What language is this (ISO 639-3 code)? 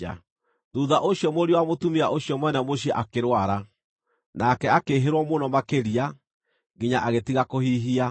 kik